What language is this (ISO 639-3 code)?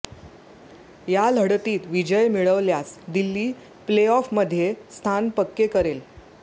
mar